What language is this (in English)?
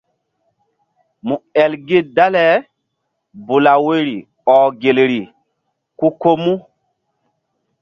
Mbum